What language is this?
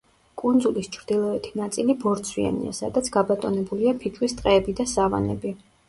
Georgian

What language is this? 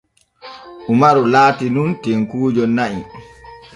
Borgu Fulfulde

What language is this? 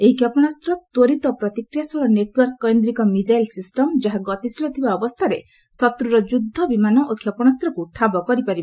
Odia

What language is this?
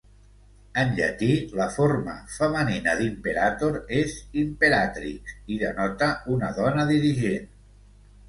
Catalan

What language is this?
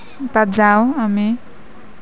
Assamese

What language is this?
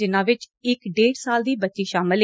Punjabi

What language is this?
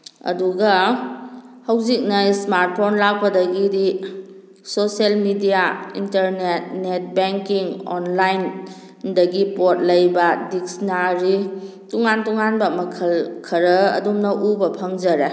Manipuri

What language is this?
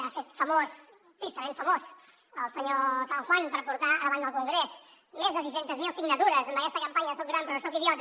Catalan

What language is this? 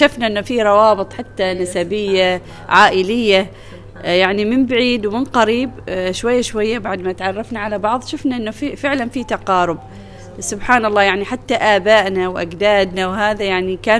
Arabic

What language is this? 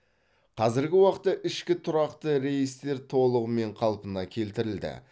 Kazakh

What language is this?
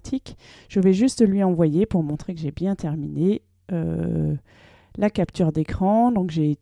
French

